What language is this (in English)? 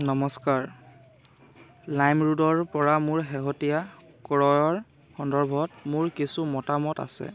Assamese